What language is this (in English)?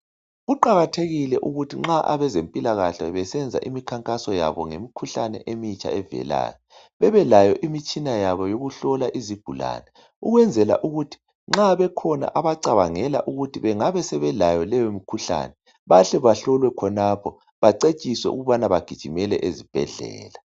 North Ndebele